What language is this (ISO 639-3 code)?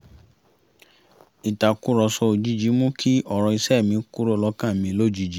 yor